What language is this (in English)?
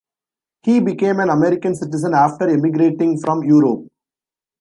English